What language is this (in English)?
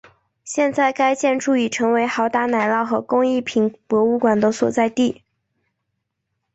Chinese